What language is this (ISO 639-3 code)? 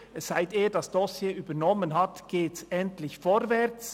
gsw